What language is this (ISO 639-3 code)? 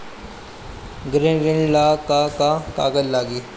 bho